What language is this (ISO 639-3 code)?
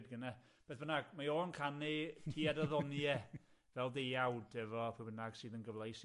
cym